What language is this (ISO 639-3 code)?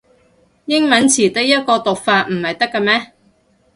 yue